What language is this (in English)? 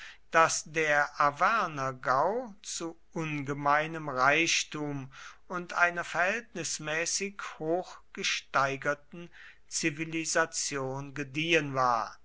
German